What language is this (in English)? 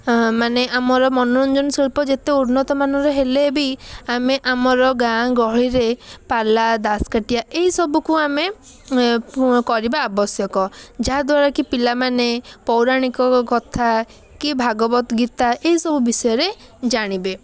Odia